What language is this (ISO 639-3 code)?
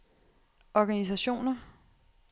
dan